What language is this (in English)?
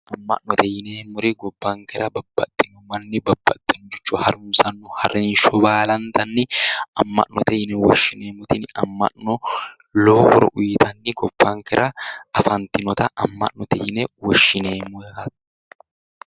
Sidamo